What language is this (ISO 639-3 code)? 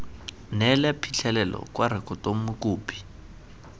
tsn